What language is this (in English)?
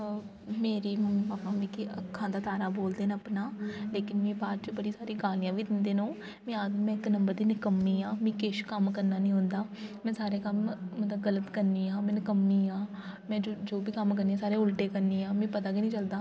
Dogri